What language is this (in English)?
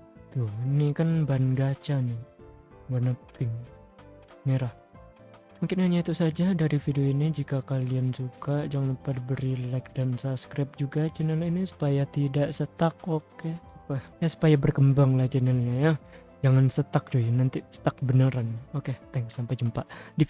Indonesian